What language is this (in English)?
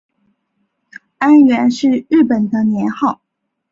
Chinese